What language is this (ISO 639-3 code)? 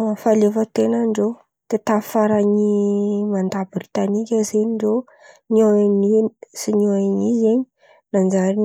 xmv